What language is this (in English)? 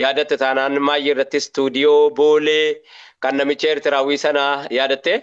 Oromo